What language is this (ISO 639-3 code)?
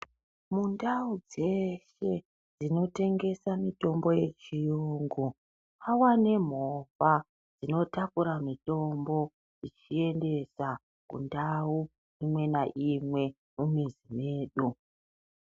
ndc